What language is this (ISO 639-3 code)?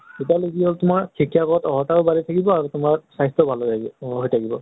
asm